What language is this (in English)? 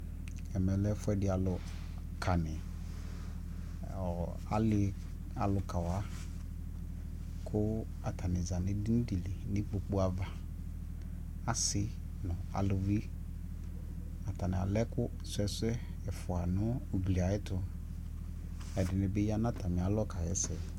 Ikposo